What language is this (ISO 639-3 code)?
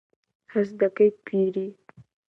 ckb